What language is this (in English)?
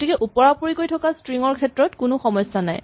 Assamese